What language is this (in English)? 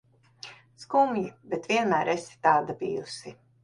Latvian